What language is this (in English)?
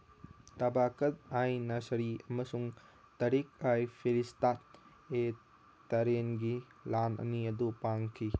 Manipuri